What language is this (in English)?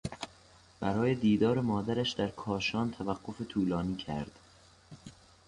Persian